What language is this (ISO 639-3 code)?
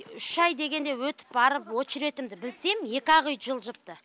kaz